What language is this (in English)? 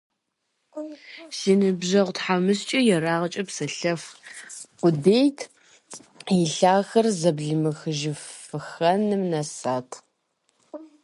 Kabardian